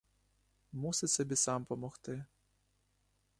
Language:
Ukrainian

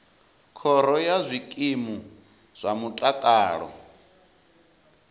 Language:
Venda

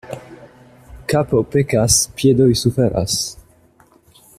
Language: Esperanto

